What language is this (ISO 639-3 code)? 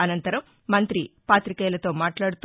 tel